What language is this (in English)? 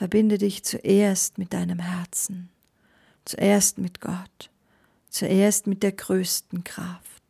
German